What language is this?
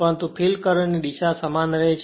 Gujarati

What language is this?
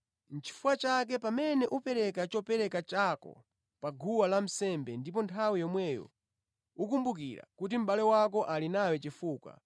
Nyanja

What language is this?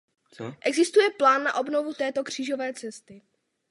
Czech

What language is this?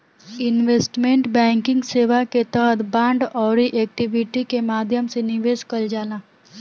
Bhojpuri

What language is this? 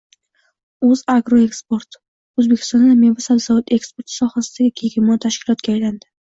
Uzbek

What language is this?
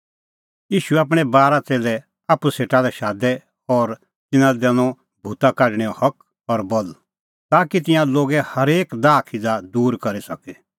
Kullu Pahari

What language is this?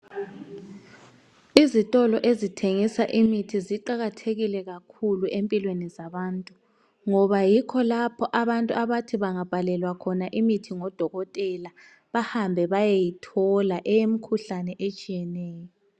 North Ndebele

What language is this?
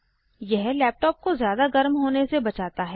Hindi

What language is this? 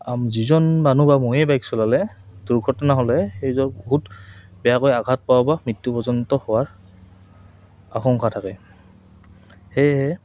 Assamese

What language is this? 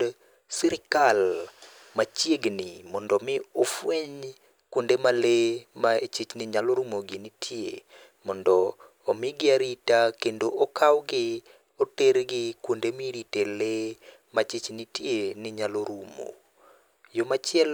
Luo (Kenya and Tanzania)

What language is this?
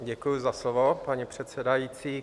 Czech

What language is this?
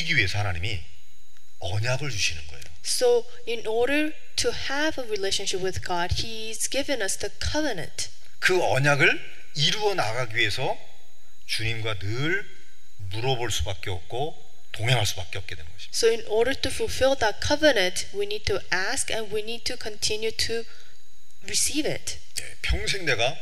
Korean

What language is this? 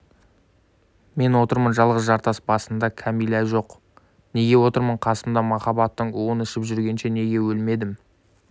Kazakh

